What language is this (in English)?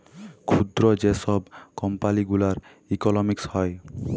Bangla